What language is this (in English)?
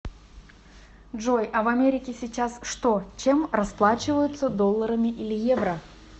Russian